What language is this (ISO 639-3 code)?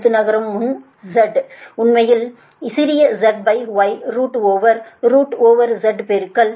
tam